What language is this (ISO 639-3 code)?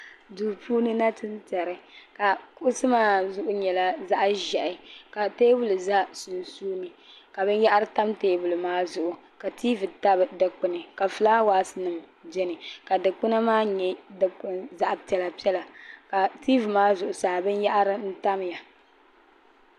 dag